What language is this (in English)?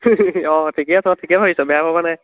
Assamese